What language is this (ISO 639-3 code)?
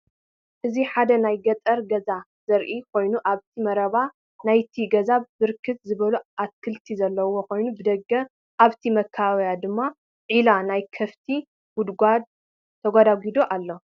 tir